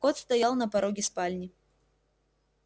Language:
Russian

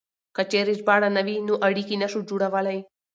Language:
Pashto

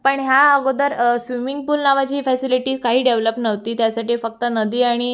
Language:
Marathi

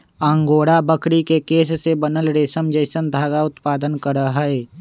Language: Magahi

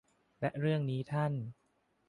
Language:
Thai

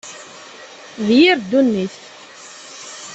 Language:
Kabyle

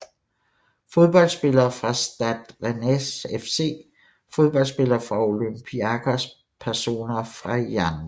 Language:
Danish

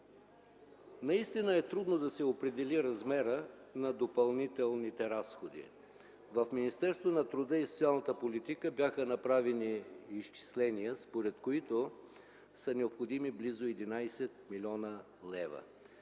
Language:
Bulgarian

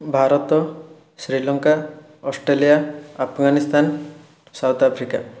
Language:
Odia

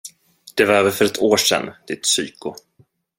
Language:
Swedish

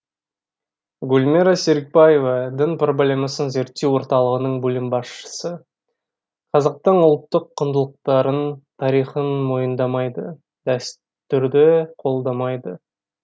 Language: Kazakh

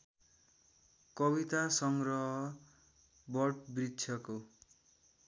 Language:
Nepali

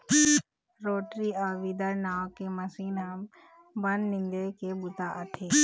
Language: Chhattisgarhi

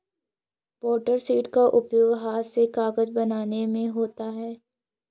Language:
Hindi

